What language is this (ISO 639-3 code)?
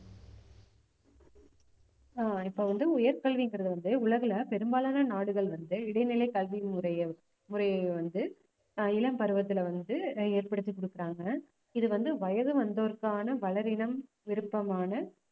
tam